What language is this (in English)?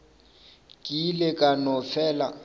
Northern Sotho